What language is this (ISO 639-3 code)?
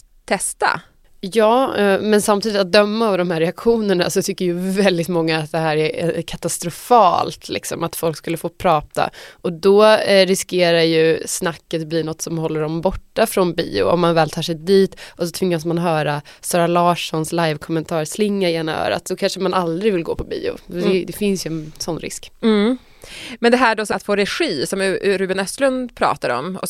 swe